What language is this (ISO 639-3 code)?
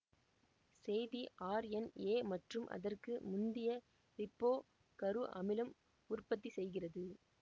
tam